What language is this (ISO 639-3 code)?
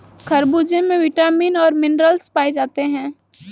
hin